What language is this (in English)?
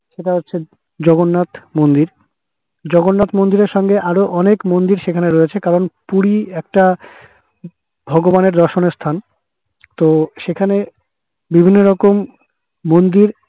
Bangla